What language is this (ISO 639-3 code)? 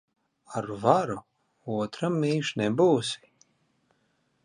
lav